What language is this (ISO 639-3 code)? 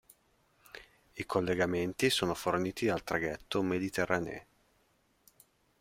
ita